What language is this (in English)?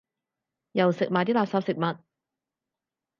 Cantonese